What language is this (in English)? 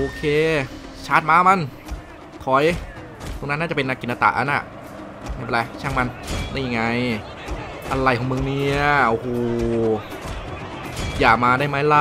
Thai